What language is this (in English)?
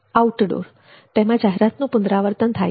Gujarati